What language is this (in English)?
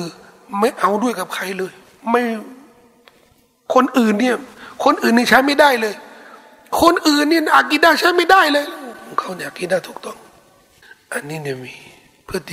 Thai